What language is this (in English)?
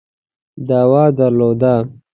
Pashto